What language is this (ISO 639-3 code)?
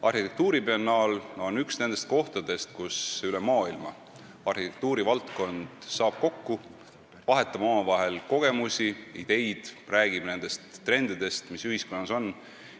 est